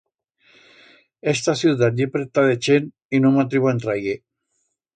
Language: Aragonese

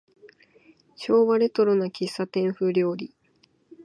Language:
Japanese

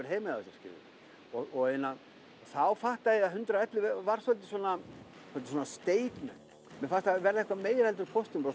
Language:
Icelandic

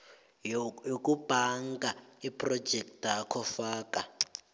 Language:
South Ndebele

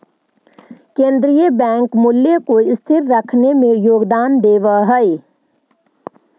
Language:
Magahi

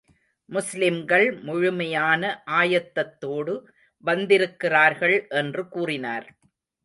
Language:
Tamil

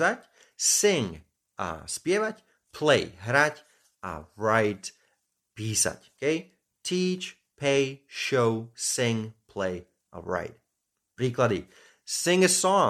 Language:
Slovak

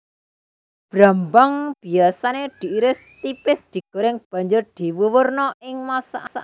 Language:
Javanese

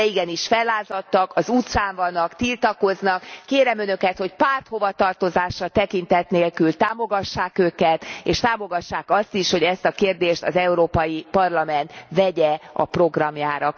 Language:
Hungarian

